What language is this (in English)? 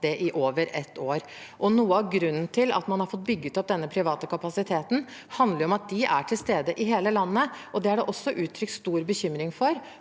Norwegian